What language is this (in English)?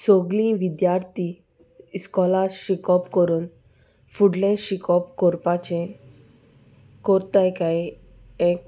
Konkani